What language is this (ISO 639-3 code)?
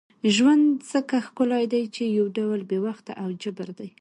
pus